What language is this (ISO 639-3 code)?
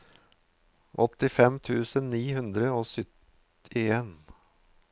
nor